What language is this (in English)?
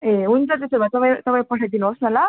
Nepali